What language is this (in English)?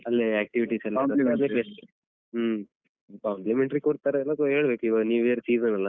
Kannada